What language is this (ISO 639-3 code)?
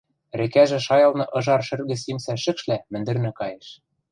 mrj